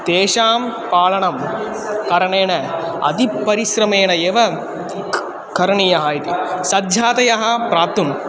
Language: Sanskrit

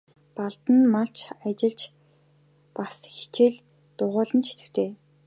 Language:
Mongolian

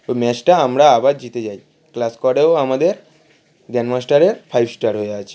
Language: Bangla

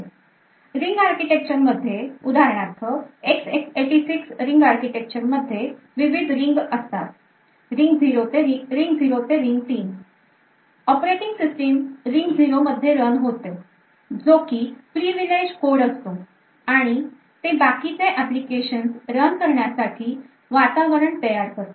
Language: Marathi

